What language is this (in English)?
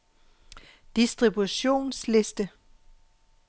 Danish